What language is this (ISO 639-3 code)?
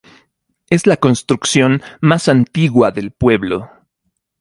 spa